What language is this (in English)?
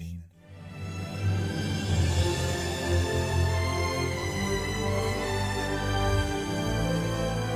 Persian